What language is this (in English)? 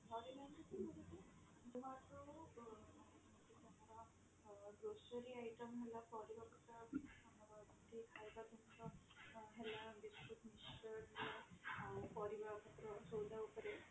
Odia